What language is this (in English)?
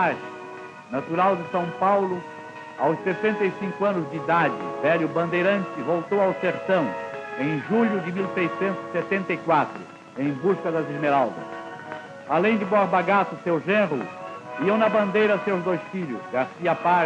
Portuguese